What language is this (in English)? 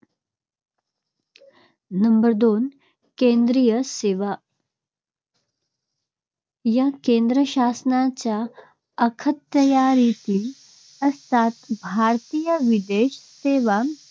Marathi